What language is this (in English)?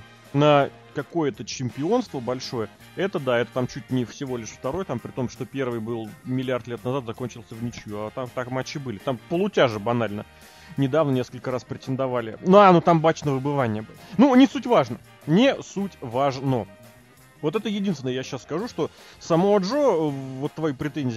Russian